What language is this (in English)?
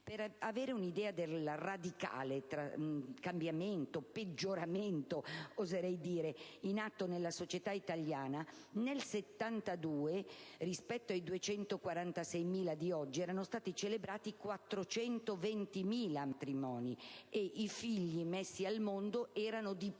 Italian